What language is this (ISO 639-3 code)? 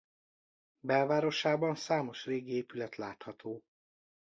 hun